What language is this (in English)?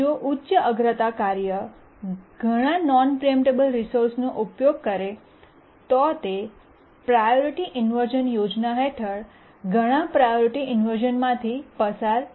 Gujarati